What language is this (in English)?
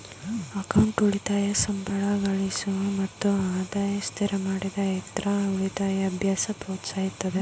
Kannada